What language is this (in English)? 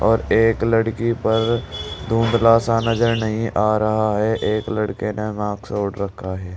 Hindi